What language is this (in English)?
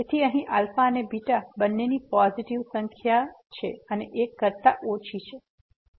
Gujarati